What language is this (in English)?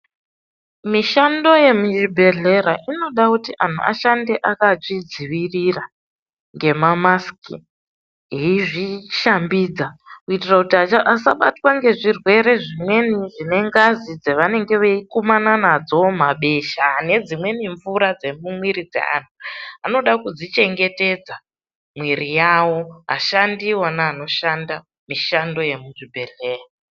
Ndau